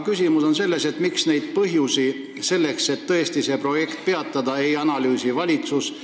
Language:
Estonian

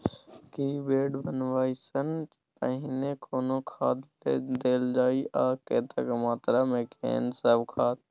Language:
Maithili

